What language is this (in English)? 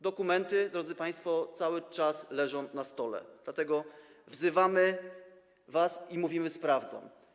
Polish